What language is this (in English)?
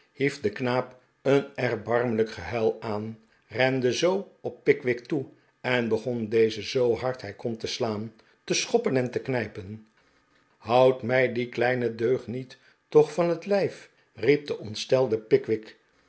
Dutch